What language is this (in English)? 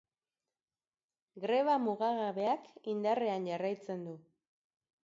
Basque